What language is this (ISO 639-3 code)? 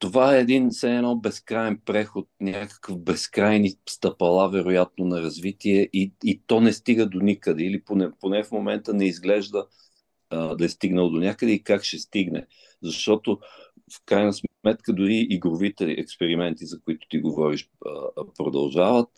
bul